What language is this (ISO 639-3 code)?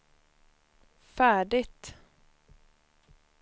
swe